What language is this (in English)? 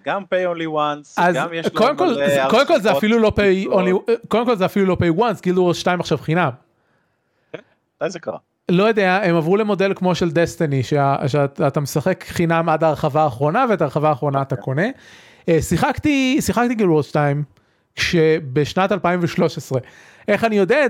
Hebrew